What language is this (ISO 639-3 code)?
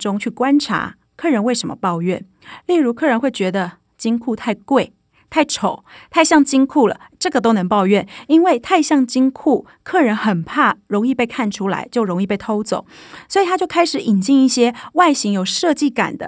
zho